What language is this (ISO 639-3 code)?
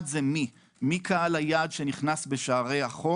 heb